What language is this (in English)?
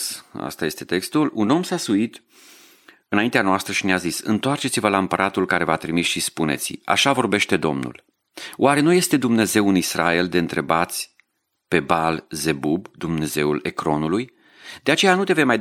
Romanian